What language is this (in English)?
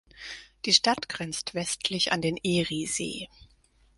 German